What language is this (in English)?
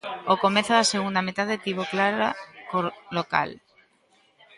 Galician